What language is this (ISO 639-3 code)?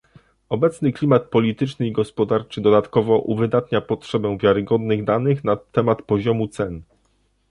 pol